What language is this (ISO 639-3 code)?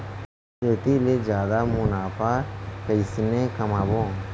hne